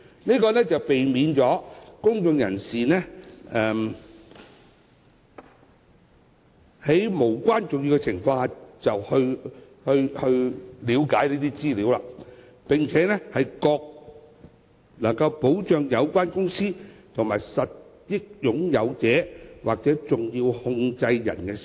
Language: Cantonese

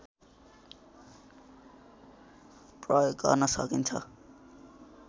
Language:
Nepali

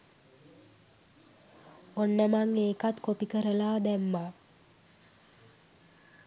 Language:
Sinhala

